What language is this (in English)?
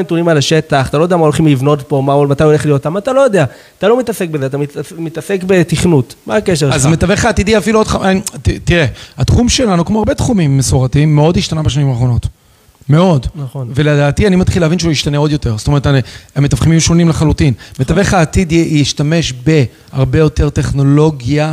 Hebrew